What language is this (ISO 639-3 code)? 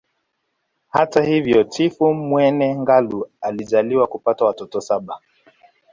swa